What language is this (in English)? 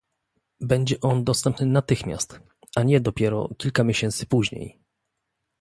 Polish